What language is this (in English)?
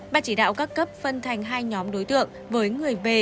Vietnamese